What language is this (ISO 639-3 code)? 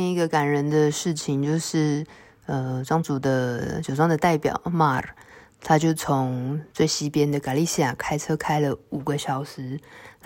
zho